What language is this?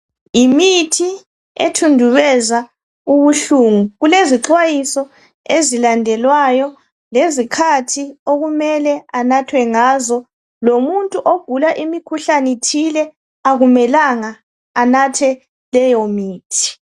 North Ndebele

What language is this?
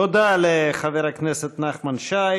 Hebrew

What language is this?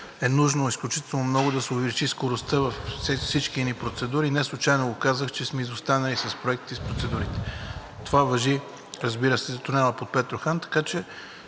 Bulgarian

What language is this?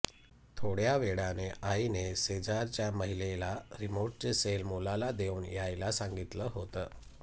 Marathi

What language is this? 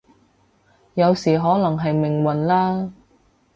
Cantonese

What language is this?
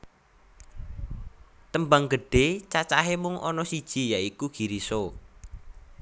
Javanese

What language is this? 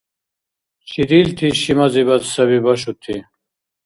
Dargwa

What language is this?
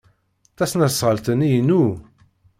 Kabyle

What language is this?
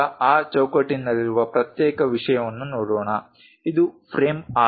Kannada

